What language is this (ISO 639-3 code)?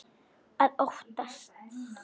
isl